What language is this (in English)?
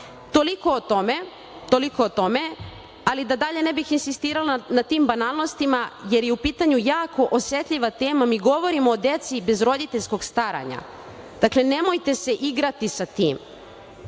Serbian